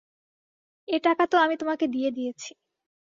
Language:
Bangla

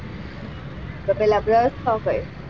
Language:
Gujarati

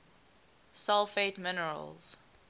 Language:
English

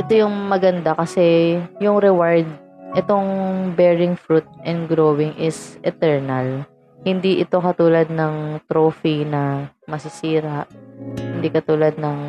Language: Filipino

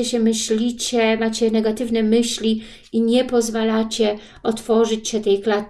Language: Polish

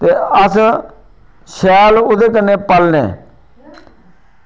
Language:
Dogri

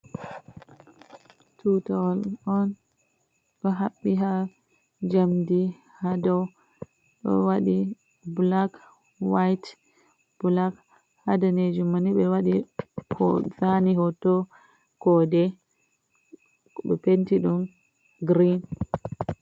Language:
Fula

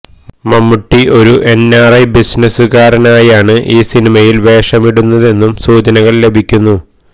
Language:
Malayalam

